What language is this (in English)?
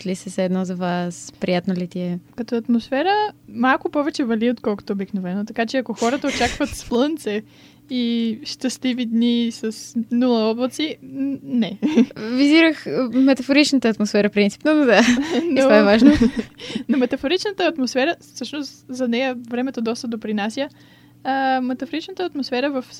Bulgarian